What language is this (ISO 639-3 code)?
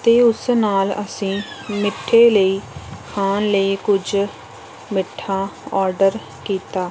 pan